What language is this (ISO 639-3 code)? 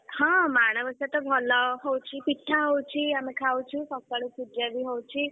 ori